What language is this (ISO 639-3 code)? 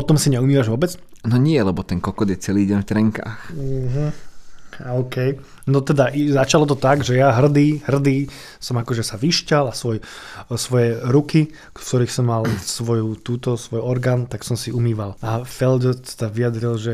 slk